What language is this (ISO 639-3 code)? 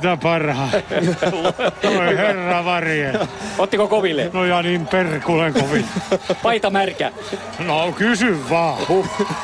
fin